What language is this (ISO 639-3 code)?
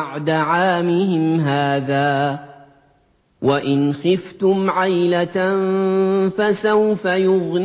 ara